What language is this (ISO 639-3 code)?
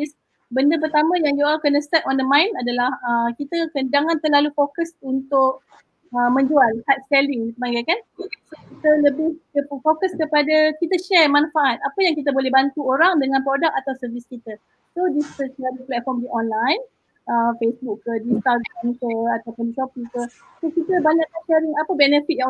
msa